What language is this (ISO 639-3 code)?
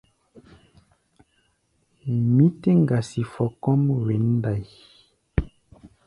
gba